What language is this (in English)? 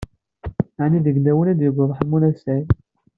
Kabyle